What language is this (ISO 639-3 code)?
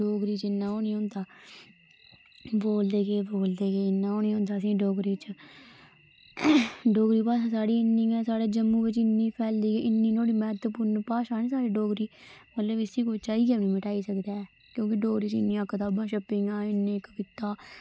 doi